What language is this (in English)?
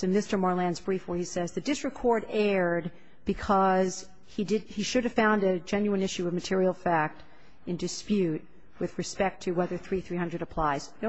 English